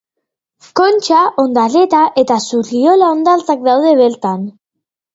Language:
Basque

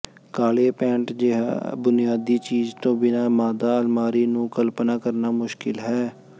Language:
Punjabi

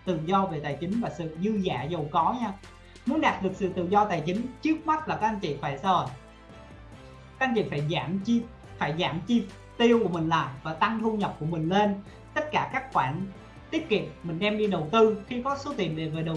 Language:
Vietnamese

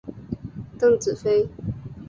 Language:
Chinese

